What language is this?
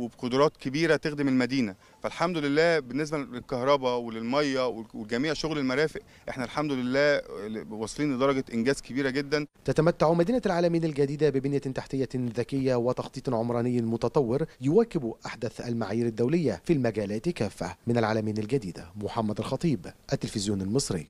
Arabic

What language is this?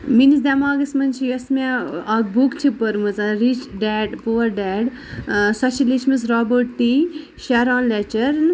Kashmiri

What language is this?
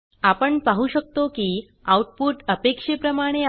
Marathi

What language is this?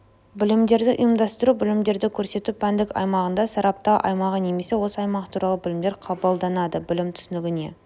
Kazakh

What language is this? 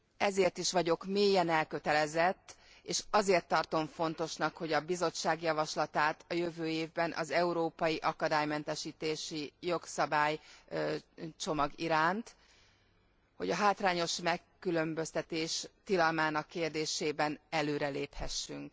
Hungarian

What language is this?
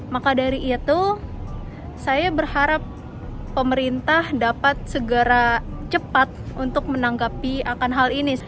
Indonesian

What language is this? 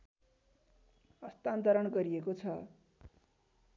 Nepali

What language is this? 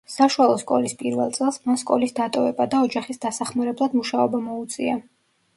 Georgian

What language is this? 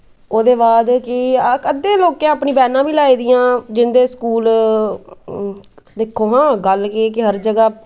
Dogri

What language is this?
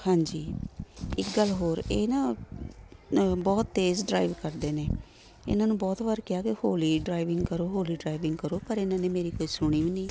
Punjabi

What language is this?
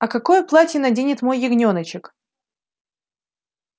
Russian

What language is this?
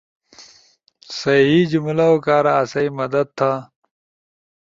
Ushojo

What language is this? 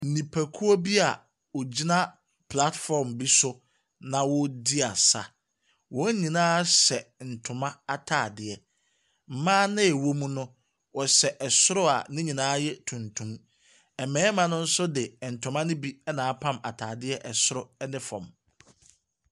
Akan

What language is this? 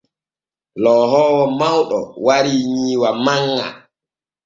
Borgu Fulfulde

